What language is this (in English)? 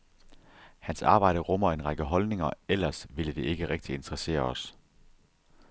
Danish